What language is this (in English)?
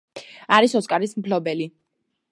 Georgian